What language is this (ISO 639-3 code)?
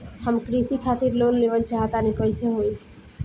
bho